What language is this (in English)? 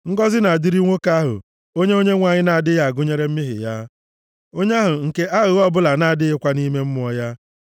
Igbo